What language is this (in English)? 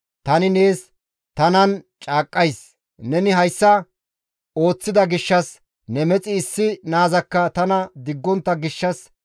Gamo